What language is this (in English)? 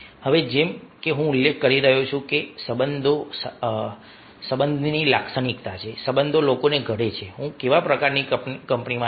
Gujarati